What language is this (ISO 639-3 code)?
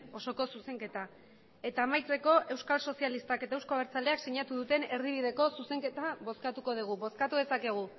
eus